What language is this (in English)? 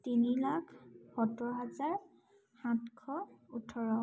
Assamese